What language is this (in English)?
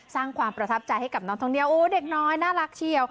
Thai